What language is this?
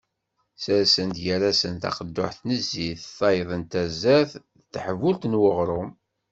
Kabyle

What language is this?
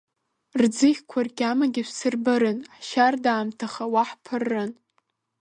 Abkhazian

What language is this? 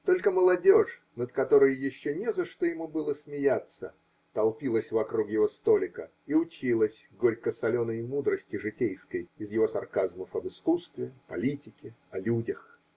Russian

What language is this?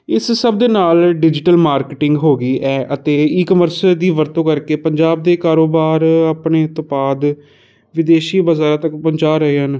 Punjabi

